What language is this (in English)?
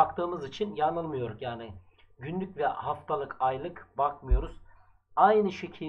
Turkish